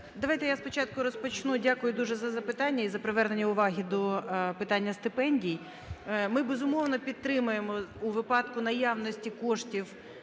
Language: Ukrainian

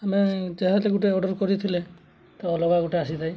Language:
Odia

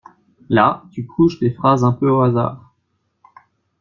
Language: French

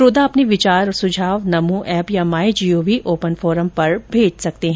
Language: Hindi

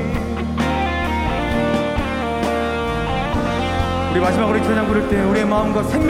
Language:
Korean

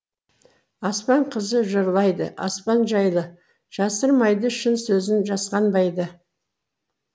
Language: Kazakh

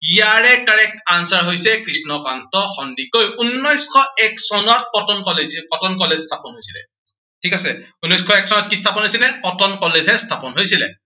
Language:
Assamese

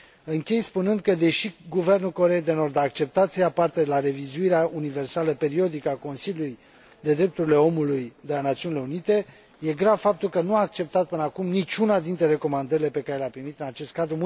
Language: Romanian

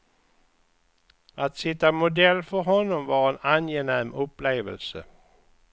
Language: Swedish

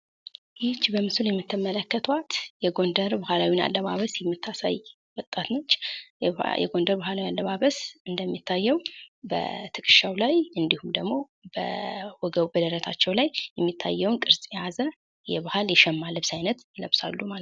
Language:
Amharic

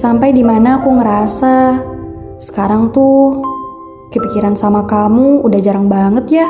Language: Indonesian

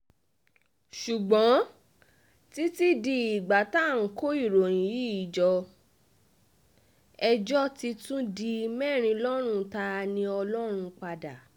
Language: Yoruba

